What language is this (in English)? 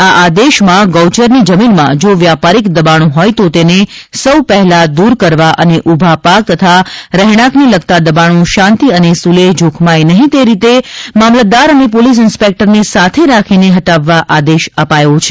Gujarati